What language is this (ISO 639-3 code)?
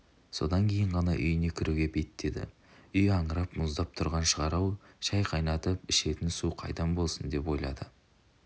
kaz